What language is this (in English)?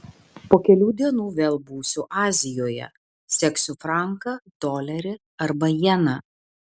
Lithuanian